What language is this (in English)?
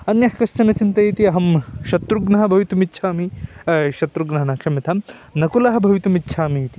Sanskrit